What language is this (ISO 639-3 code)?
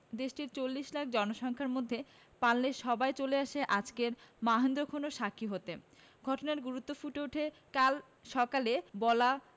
ben